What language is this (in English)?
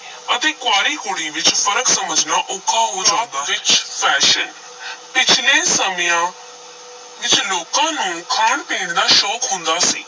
Punjabi